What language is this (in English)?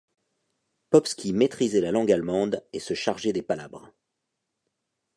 French